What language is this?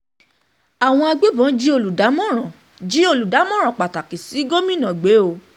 Yoruba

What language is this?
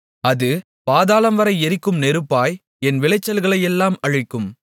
Tamil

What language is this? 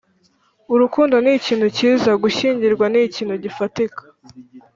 Kinyarwanda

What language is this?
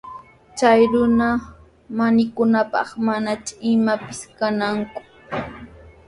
Sihuas Ancash Quechua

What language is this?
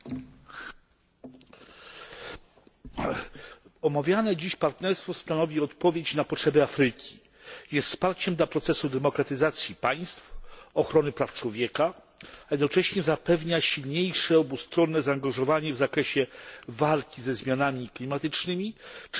Polish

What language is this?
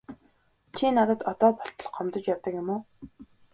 Mongolian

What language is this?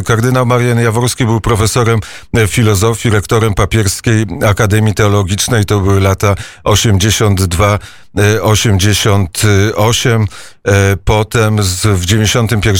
Polish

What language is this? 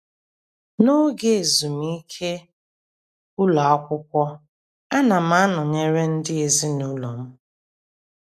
Igbo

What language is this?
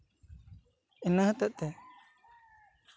Santali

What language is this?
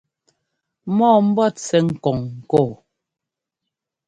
Ngomba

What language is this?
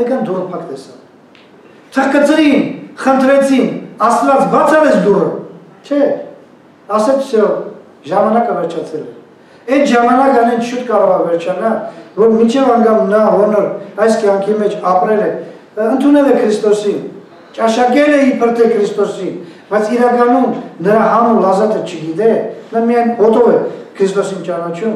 Bulgarian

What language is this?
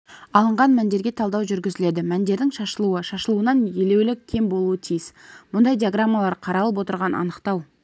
Kazakh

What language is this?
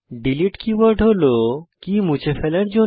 Bangla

